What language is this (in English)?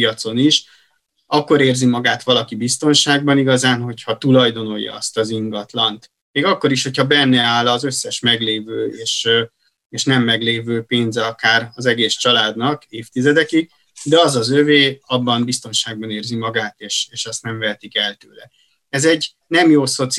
Hungarian